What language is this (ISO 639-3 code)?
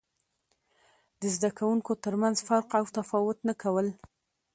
pus